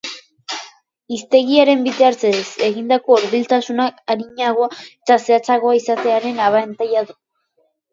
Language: Basque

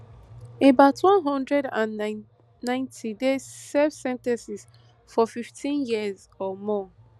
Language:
Nigerian Pidgin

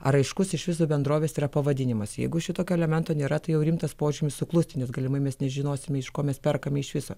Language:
Lithuanian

